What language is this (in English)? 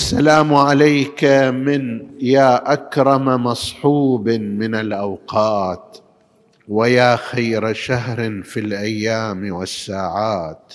Arabic